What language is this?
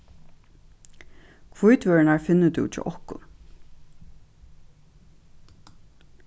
Faroese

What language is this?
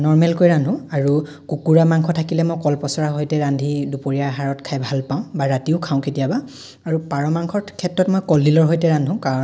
Assamese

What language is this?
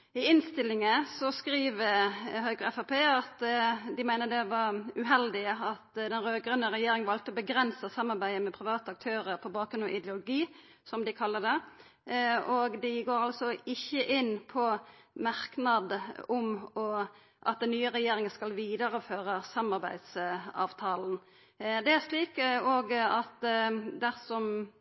Norwegian Nynorsk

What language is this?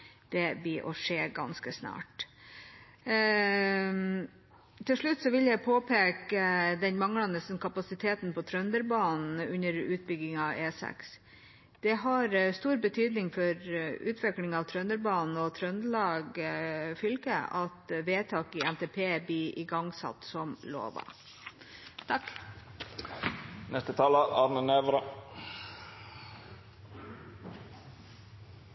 Norwegian Bokmål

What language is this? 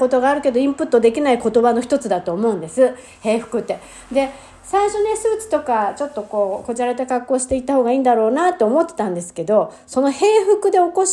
Japanese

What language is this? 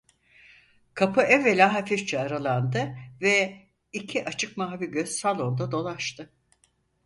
Turkish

